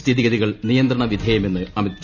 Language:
Malayalam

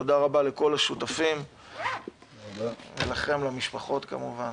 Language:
Hebrew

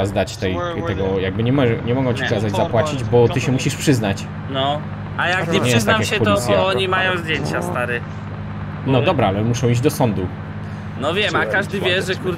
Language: Polish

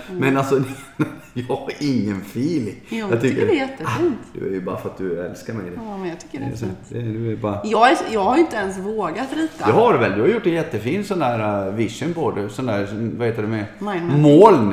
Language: Swedish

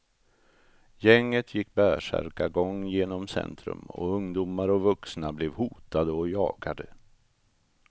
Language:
Swedish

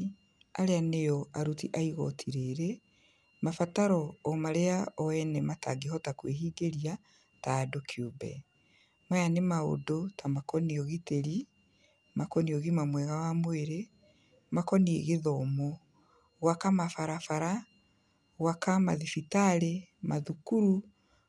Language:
Kikuyu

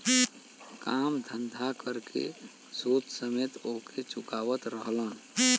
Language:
Bhojpuri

